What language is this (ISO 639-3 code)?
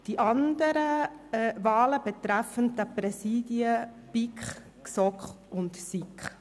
gsw